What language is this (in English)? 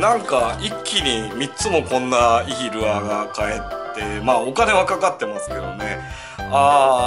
Japanese